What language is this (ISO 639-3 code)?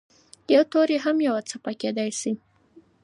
pus